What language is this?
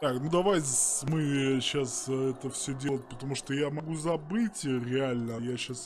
Russian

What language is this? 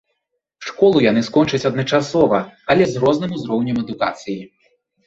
Belarusian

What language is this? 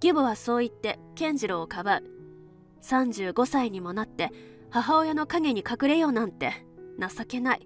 Japanese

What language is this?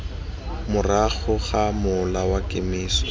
Tswana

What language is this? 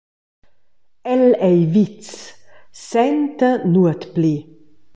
Romansh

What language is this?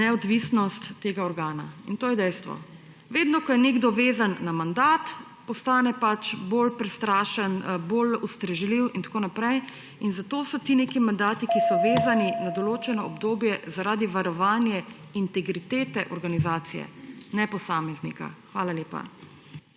Slovenian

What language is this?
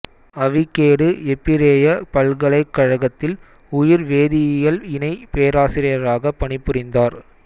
Tamil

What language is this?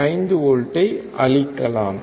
Tamil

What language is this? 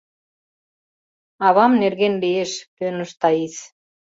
Mari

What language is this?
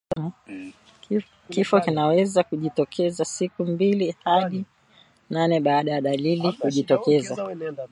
Swahili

